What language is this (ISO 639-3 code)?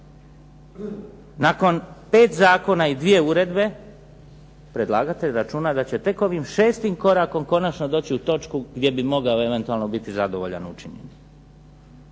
hrv